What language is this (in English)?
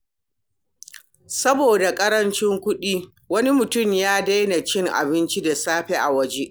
Hausa